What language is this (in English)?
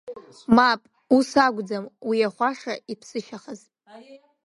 Abkhazian